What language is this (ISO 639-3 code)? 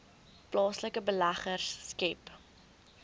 afr